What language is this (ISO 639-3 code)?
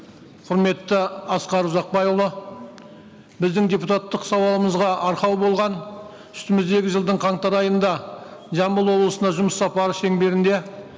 kaz